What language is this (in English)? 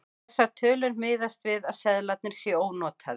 Icelandic